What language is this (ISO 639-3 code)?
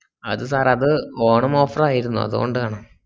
mal